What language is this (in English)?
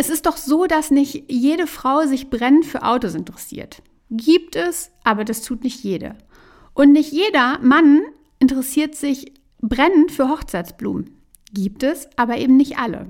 German